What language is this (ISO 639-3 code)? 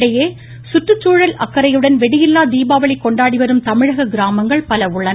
tam